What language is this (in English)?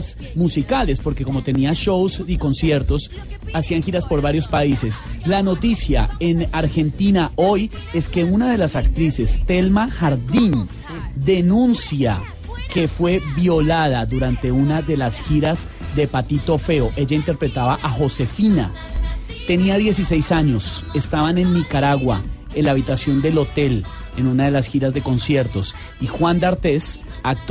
Spanish